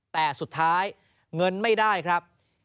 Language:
Thai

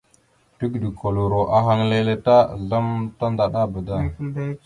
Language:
Mada (Cameroon)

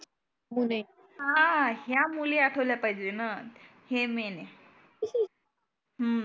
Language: Marathi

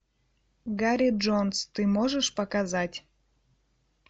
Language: Russian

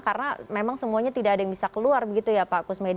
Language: Indonesian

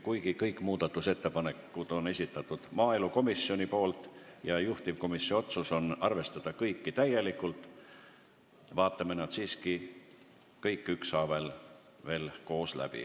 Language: Estonian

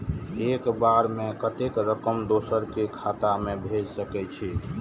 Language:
Maithili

